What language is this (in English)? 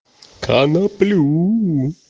Russian